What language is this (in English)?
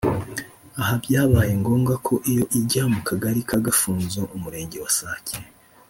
Kinyarwanda